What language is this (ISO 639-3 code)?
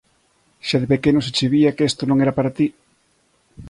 glg